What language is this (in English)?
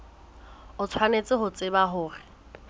Southern Sotho